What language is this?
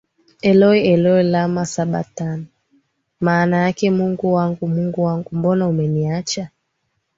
Swahili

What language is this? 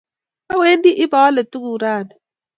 Kalenjin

